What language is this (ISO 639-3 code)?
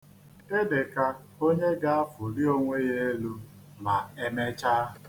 ibo